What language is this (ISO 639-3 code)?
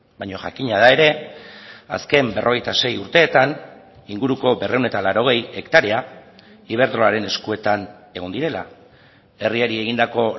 eus